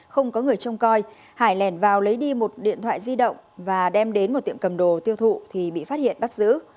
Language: Vietnamese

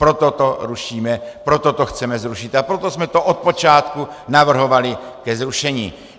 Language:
Czech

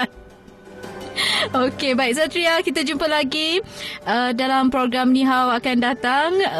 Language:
Malay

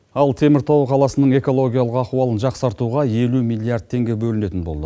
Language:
Kazakh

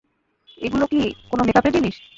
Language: Bangla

